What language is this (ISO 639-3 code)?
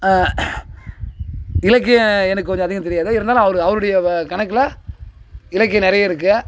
tam